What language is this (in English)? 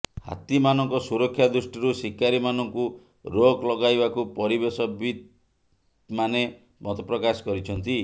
Odia